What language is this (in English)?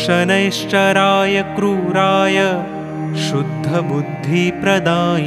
Hindi